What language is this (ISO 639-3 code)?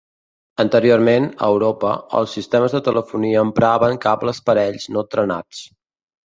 cat